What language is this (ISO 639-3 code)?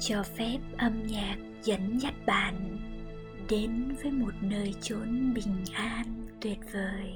vie